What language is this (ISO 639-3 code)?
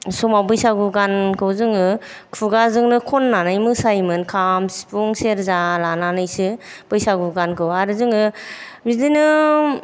brx